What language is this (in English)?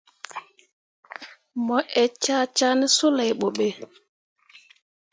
Mundang